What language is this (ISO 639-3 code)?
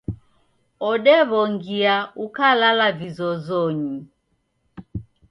dav